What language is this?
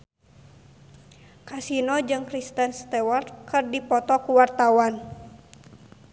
Sundanese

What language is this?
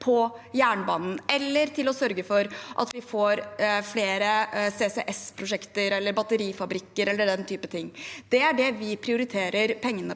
Norwegian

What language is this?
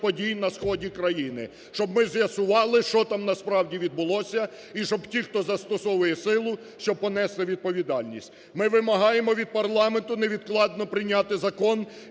Ukrainian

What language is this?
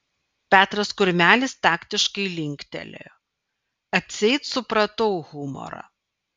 Lithuanian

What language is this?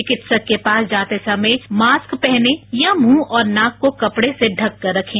Hindi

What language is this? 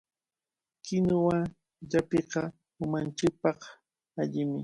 Cajatambo North Lima Quechua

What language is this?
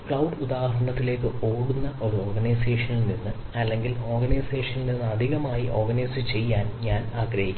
Malayalam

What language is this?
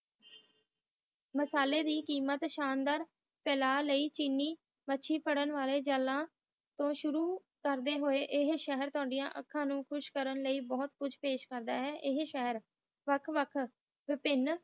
Punjabi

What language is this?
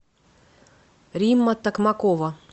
Russian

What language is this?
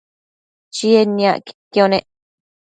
Matsés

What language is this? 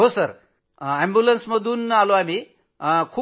Marathi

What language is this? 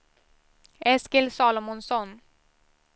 Swedish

